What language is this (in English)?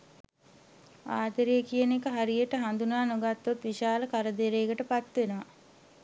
Sinhala